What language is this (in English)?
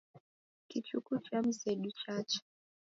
Taita